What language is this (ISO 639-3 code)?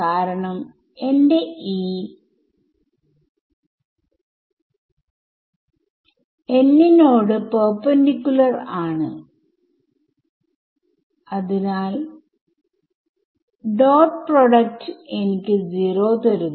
mal